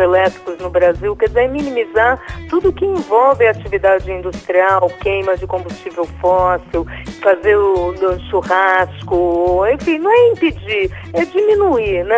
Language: Portuguese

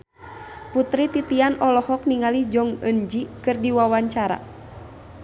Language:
Sundanese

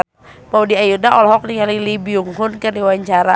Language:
Sundanese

